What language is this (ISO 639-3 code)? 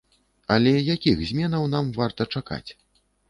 bel